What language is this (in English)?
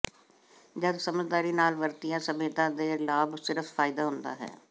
Punjabi